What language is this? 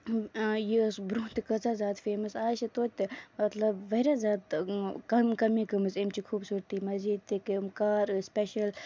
Kashmiri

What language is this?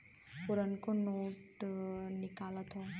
Bhojpuri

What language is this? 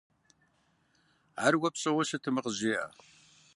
Kabardian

